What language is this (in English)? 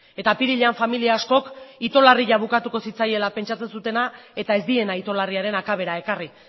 Basque